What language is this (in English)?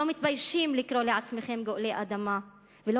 Hebrew